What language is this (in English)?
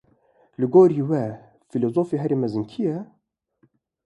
Kurdish